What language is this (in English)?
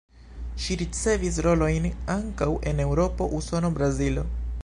Esperanto